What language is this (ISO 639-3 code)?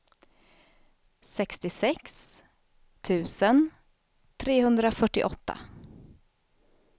swe